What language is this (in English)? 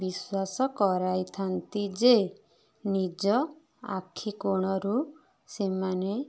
Odia